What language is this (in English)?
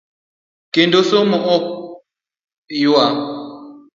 Luo (Kenya and Tanzania)